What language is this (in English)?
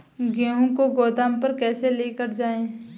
Hindi